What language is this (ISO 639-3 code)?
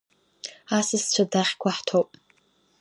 abk